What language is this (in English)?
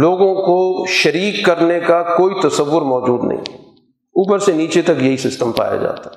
Urdu